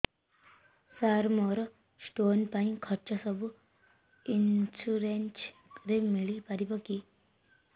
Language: Odia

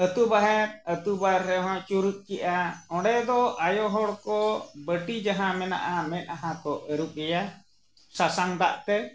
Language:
Santali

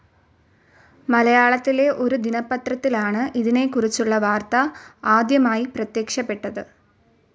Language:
Malayalam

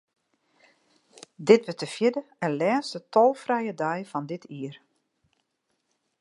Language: Western Frisian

